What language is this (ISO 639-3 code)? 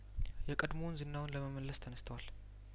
amh